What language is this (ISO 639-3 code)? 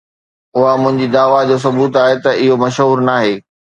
snd